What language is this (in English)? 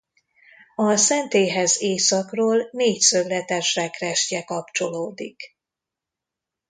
Hungarian